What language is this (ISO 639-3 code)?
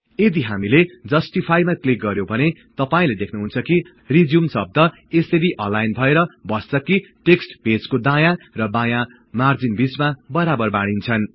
nep